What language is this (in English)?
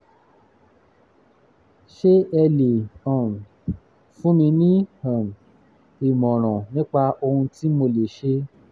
Yoruba